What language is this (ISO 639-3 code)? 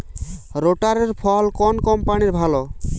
ben